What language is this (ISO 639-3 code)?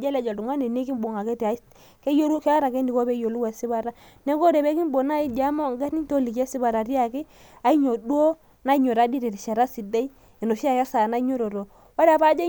mas